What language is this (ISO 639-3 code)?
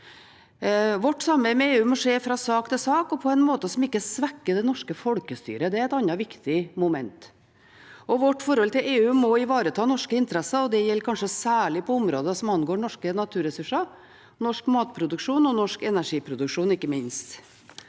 nor